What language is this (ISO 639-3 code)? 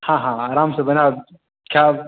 mai